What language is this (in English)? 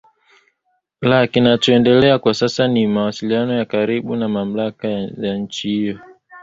Swahili